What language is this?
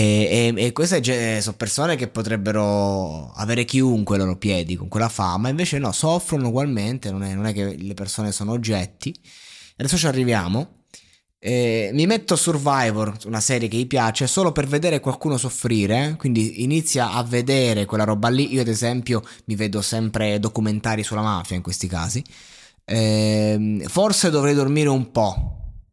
Italian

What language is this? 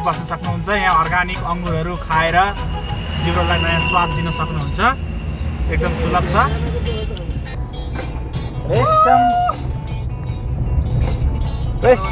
Arabic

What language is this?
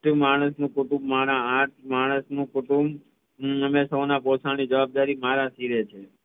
Gujarati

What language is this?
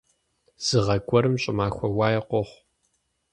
Kabardian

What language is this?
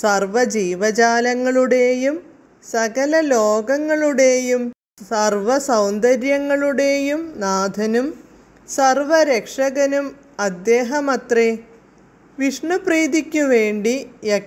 Malayalam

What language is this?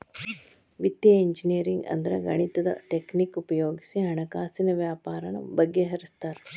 Kannada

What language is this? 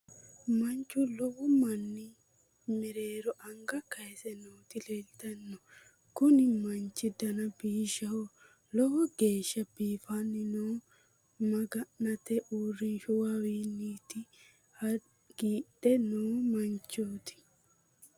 Sidamo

